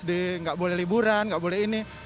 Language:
Indonesian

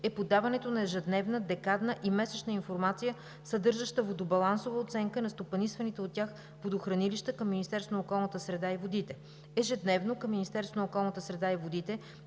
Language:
Bulgarian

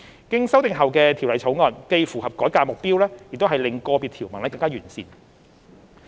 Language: Cantonese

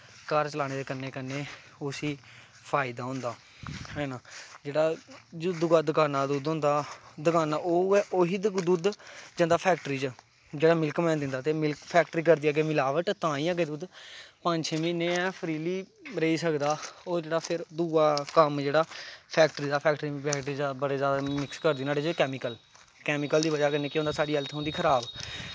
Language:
Dogri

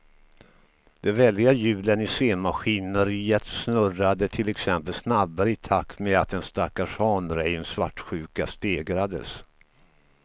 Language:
Swedish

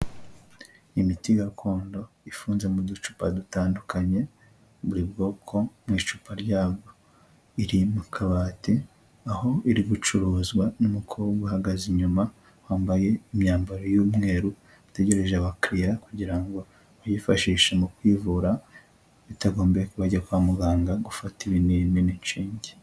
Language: Kinyarwanda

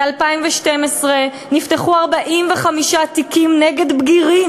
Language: Hebrew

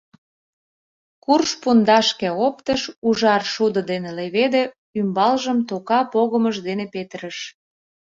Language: Mari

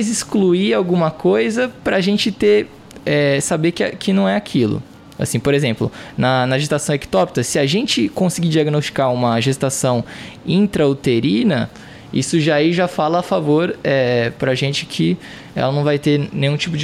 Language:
Portuguese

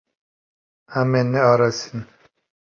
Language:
Kurdish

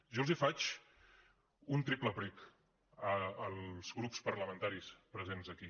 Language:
Catalan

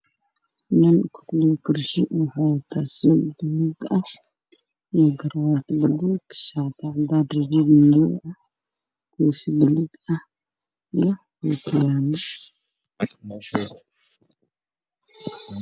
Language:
Somali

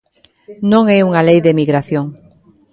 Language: Galician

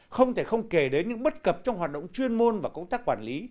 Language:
Vietnamese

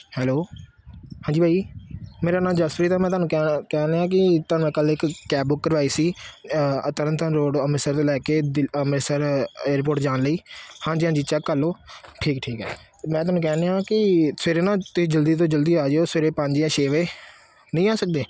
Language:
Punjabi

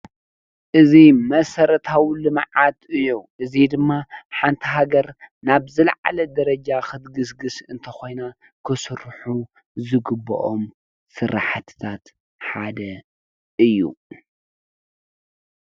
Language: Tigrinya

